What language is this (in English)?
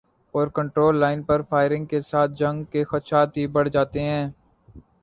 Urdu